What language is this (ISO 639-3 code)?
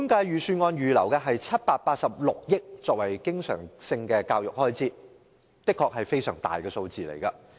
yue